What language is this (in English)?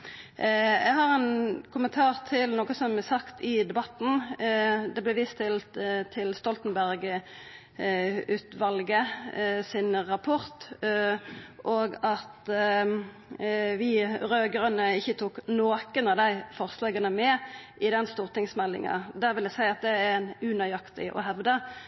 Norwegian Nynorsk